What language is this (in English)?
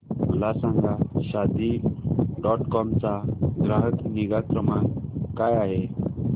Marathi